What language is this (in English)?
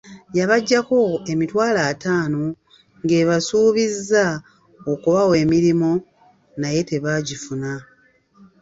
Ganda